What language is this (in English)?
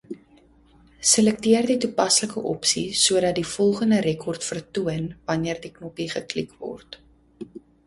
Afrikaans